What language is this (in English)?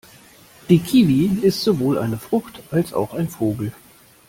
German